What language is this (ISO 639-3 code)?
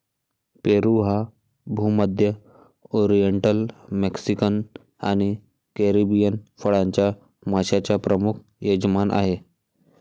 mar